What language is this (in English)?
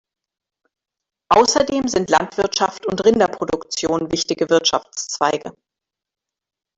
German